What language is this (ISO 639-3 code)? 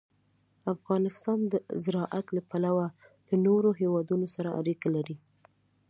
pus